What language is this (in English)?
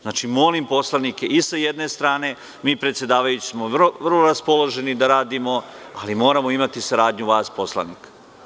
Serbian